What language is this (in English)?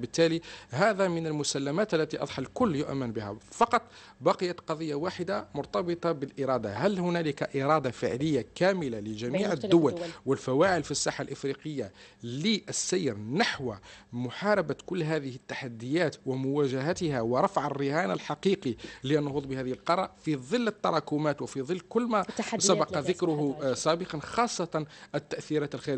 Arabic